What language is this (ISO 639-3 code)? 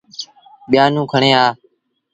sbn